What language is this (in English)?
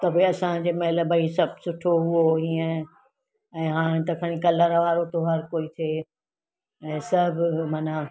Sindhi